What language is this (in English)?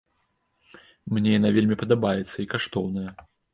Belarusian